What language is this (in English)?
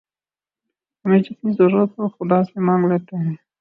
Urdu